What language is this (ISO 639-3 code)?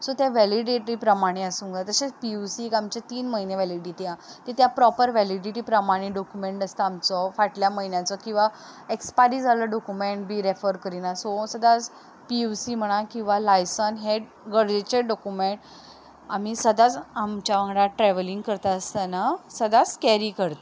kok